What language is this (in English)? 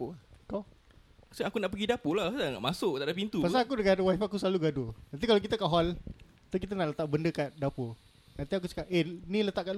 Malay